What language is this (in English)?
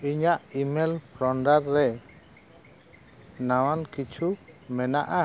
Santali